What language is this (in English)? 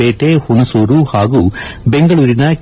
Kannada